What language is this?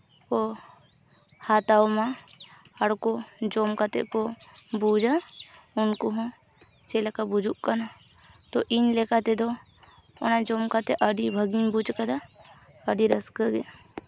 Santali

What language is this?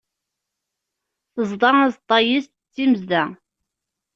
Kabyle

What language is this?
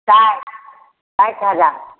Maithili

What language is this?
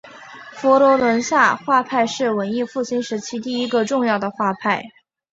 Chinese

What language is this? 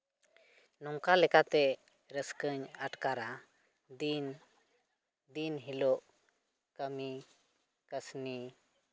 Santali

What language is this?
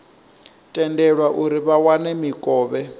Venda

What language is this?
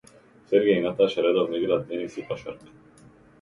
Macedonian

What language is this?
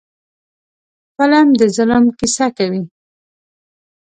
Pashto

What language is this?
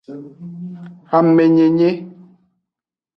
Aja (Benin)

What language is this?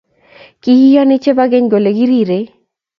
Kalenjin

